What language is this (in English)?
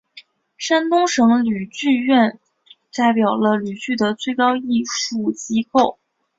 Chinese